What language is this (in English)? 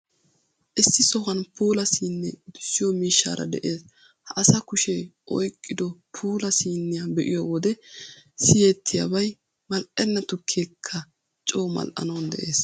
Wolaytta